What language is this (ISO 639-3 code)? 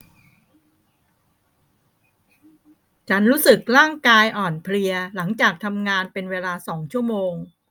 tha